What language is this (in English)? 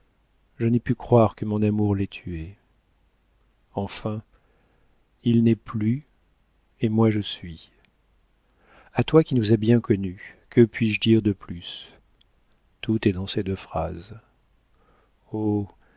French